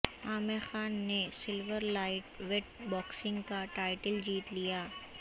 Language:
Urdu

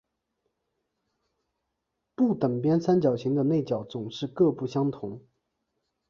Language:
Chinese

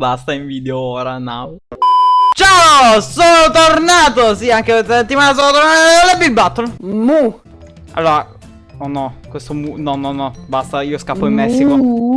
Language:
Italian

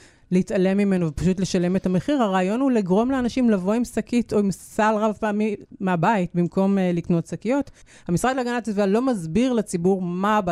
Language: Hebrew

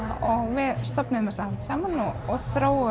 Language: Icelandic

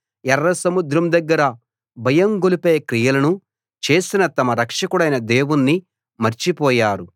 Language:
Telugu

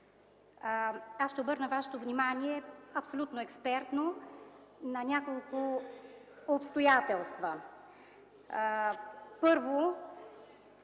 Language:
Bulgarian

